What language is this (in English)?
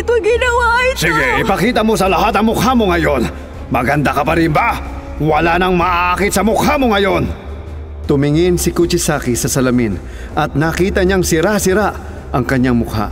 Filipino